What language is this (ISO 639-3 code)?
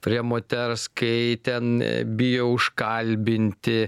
lit